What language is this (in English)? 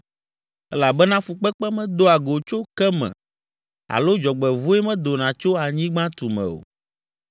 Ewe